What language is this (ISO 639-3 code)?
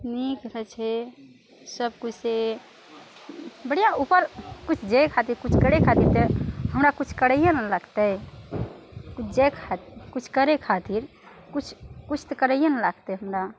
mai